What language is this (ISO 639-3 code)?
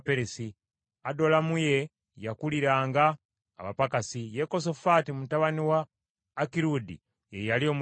lug